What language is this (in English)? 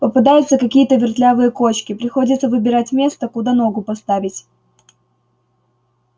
Russian